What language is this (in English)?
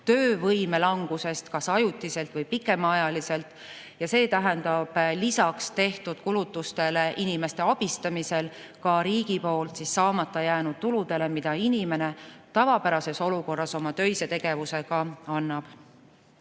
Estonian